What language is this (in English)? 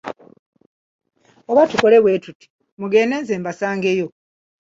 Ganda